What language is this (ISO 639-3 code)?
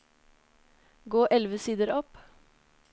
nor